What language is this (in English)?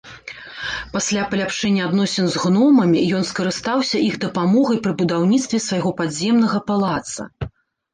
Belarusian